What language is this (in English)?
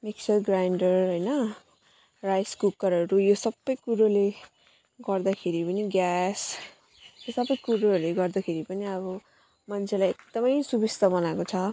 Nepali